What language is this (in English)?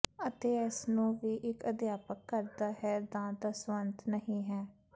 Punjabi